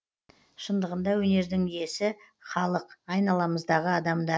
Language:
Kazakh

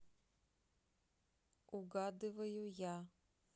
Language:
Russian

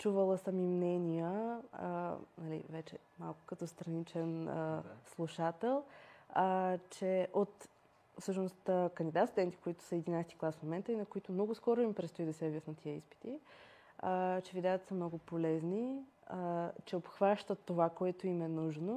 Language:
Bulgarian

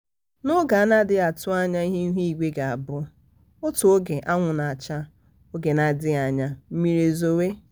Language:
Igbo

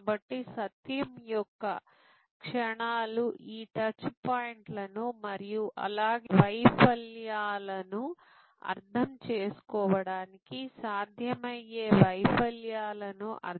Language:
Telugu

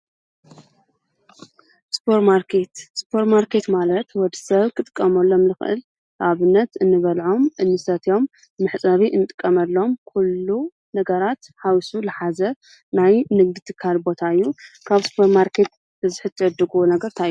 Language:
Tigrinya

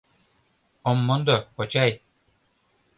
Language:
Mari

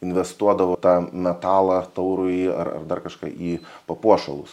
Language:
Lithuanian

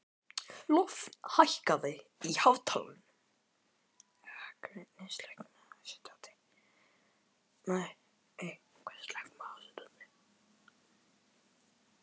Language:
Icelandic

